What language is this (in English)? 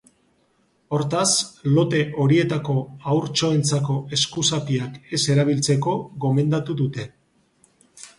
Basque